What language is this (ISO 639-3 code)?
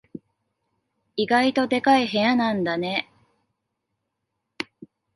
jpn